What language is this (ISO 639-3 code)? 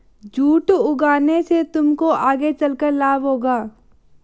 hin